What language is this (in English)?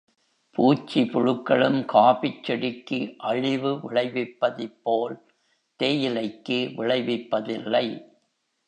Tamil